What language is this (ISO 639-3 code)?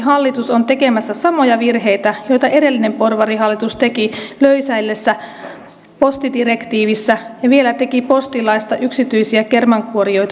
fin